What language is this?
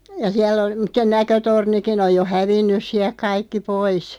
Finnish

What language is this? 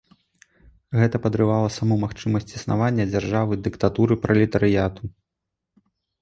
Belarusian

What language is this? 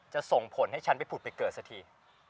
Thai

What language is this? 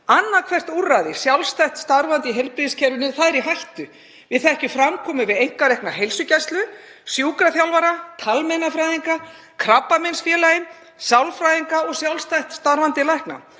Icelandic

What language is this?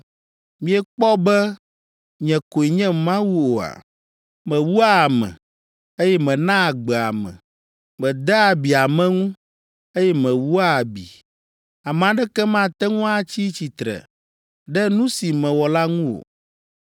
Ewe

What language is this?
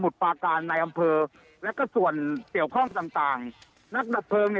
Thai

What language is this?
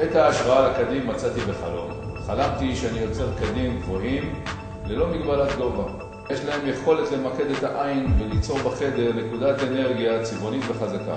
Hebrew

